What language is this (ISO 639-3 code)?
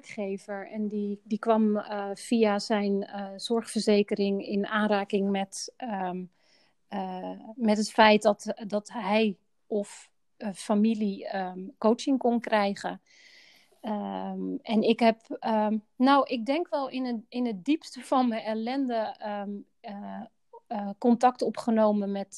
nld